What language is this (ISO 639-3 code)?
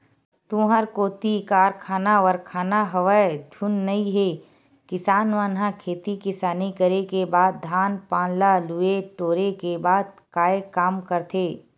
hne